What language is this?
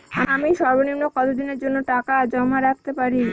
Bangla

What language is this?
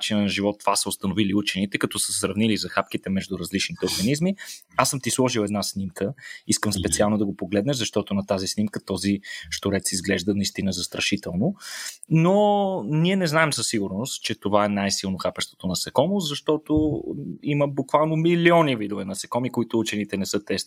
Bulgarian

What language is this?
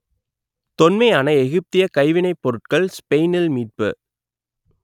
Tamil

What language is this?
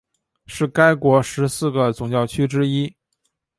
Chinese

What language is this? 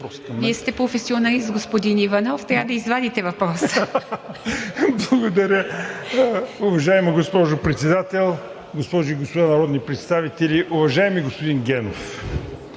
Bulgarian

